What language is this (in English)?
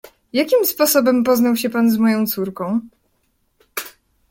Polish